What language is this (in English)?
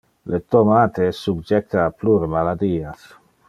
Interlingua